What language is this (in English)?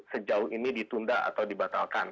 Indonesian